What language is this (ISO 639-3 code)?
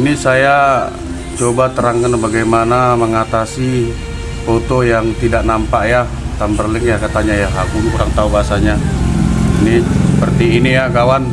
ind